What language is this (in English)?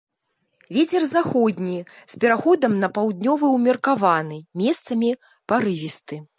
Belarusian